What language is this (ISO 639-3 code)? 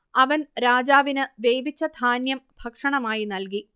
mal